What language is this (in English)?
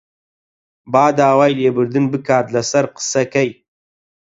Central Kurdish